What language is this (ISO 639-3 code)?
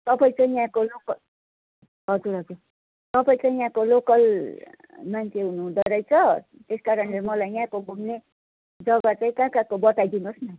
nep